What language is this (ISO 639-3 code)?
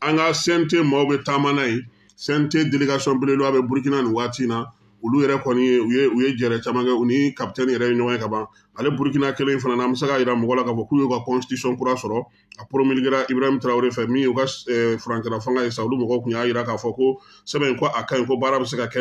fra